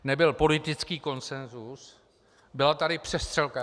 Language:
Czech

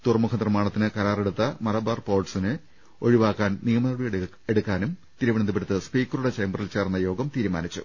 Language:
Malayalam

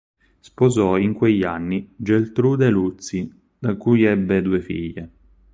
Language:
Italian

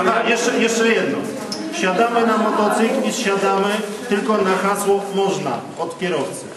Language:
Polish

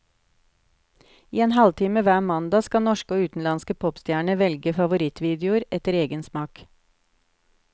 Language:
Norwegian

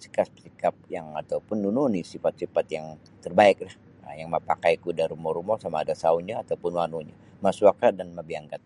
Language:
Sabah Bisaya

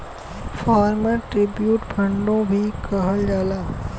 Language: Bhojpuri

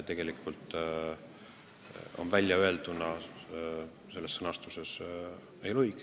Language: Estonian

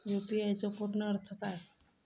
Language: Marathi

